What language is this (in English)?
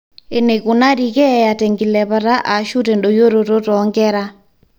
Masai